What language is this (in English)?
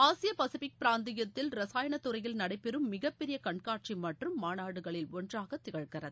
Tamil